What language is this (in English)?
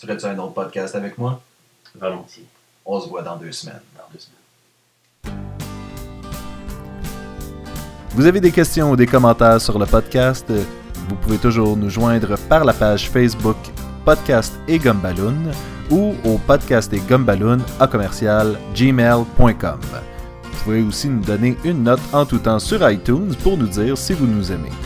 French